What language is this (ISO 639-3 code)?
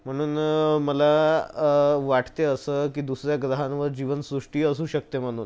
mar